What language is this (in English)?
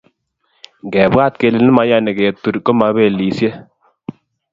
Kalenjin